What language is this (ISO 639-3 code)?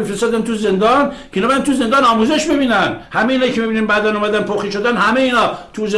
fas